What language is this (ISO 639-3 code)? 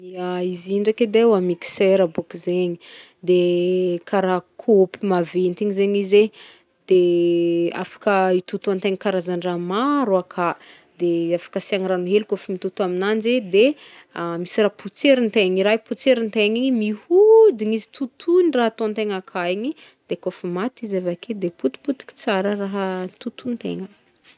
bmm